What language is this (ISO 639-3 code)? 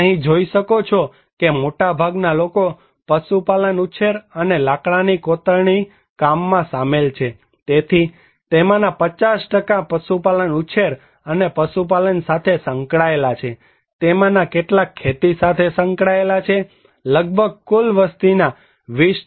guj